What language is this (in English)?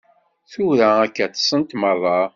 Kabyle